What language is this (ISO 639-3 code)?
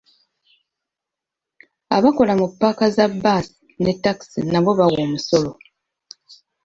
lug